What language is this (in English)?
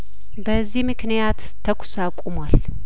Amharic